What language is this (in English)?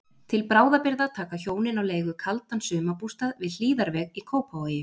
Icelandic